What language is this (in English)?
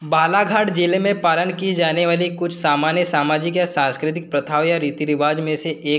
Hindi